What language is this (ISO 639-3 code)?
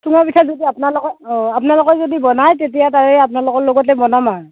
asm